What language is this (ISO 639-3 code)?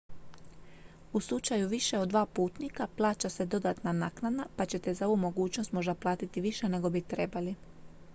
hrv